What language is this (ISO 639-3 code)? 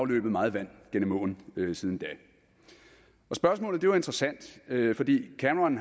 dan